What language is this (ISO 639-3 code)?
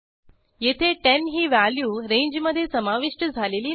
mar